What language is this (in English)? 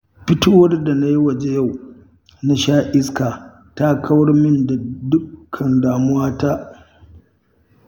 Hausa